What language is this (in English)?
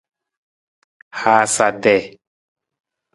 Nawdm